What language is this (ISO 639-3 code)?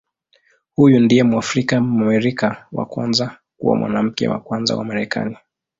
swa